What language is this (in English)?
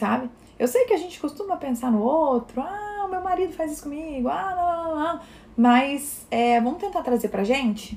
Portuguese